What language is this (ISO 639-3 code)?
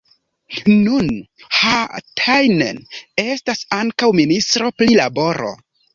epo